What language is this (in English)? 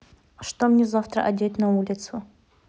Russian